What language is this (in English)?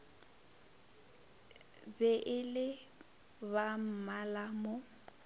Northern Sotho